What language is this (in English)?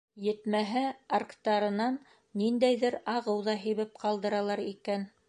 Bashkir